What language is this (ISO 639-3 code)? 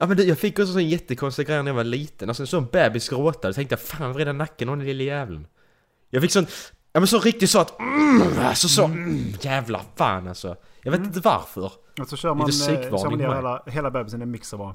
swe